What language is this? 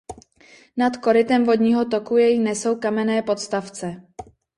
Czech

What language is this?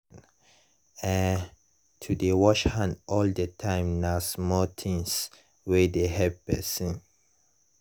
Nigerian Pidgin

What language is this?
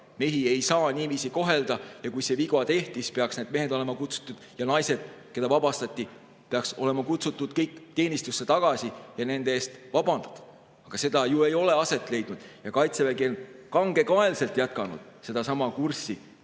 Estonian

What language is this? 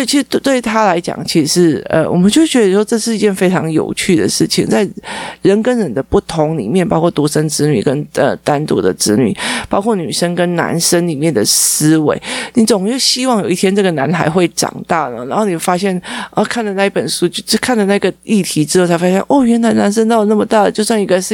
Chinese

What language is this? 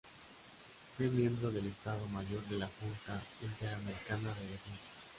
Spanish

